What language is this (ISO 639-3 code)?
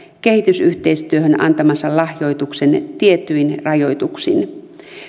fin